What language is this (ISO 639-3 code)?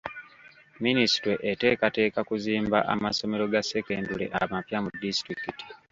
lug